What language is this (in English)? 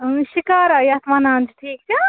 Kashmiri